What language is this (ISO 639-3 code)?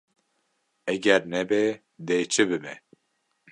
kur